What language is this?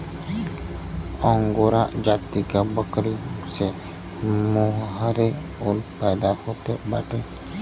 Bhojpuri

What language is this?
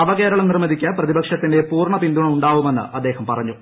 Malayalam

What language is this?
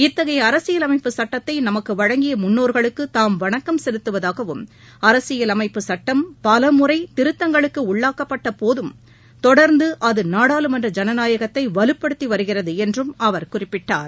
Tamil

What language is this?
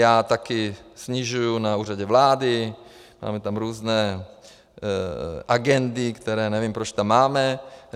Czech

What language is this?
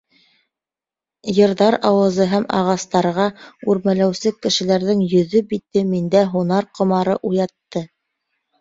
Bashkir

